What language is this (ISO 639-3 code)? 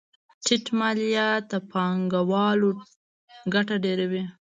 pus